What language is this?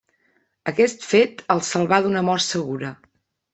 Catalan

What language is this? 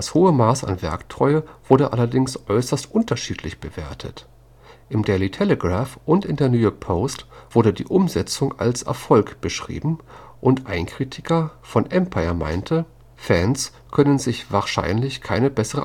German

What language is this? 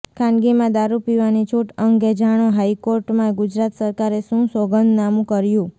Gujarati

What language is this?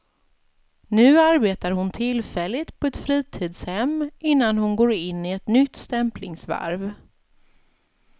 Swedish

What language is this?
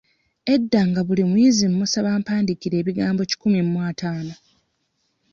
Ganda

